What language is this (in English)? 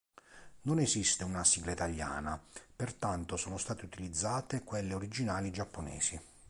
Italian